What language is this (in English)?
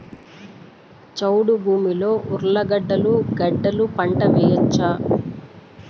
Telugu